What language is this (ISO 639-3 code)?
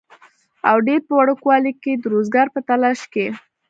pus